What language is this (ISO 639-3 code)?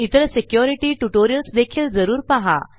mar